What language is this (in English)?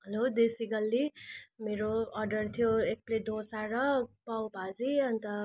Nepali